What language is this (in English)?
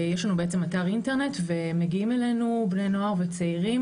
Hebrew